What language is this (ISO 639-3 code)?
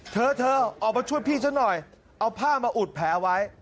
tha